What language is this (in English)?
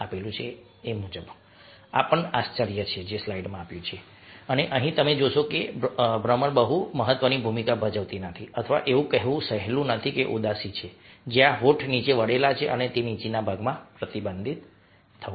Gujarati